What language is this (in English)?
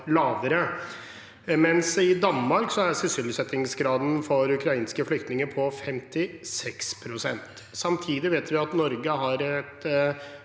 Norwegian